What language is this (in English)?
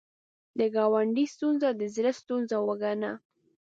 Pashto